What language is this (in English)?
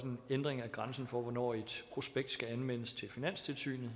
Danish